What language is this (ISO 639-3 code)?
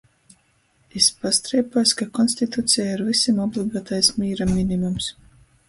ltg